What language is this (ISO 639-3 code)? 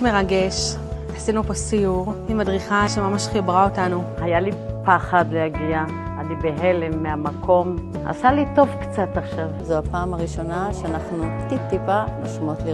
heb